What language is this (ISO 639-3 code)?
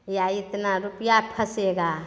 mai